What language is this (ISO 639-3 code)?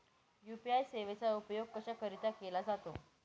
mar